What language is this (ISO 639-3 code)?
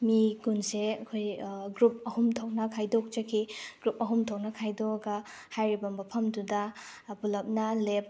mni